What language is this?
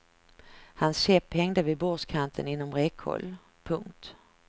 Swedish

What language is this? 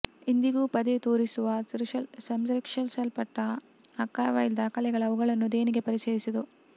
Kannada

